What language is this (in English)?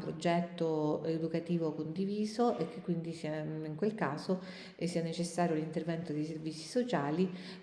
Italian